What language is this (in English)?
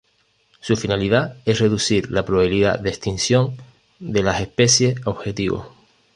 Spanish